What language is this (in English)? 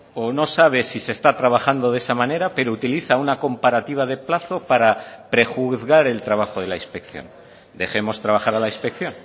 Spanish